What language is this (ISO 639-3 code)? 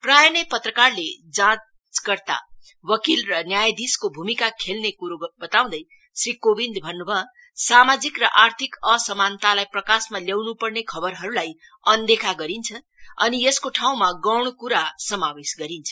nep